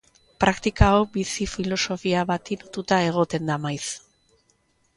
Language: Basque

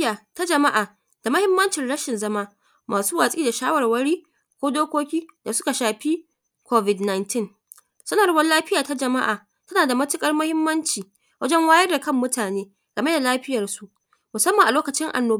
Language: Hausa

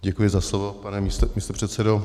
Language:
Czech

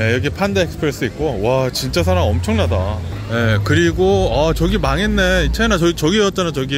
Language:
Korean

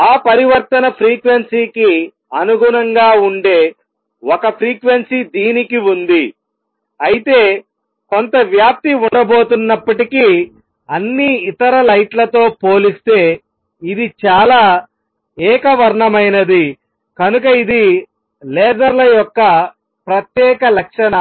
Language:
Telugu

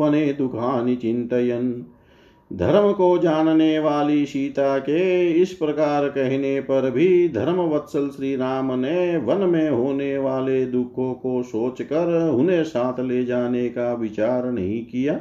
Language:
Hindi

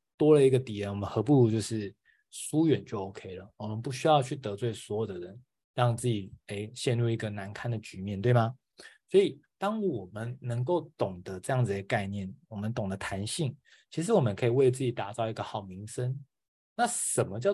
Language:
Chinese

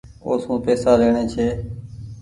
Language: Goaria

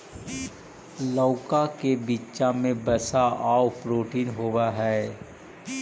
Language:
Magahi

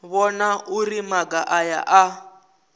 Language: Venda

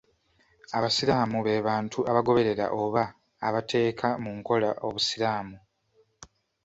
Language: Ganda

